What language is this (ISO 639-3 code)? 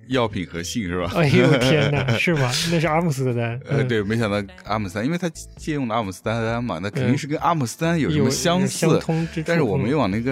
zho